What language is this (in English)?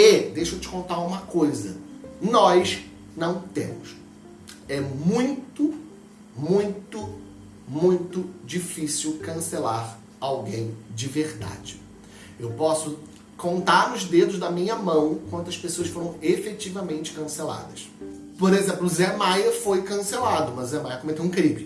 Portuguese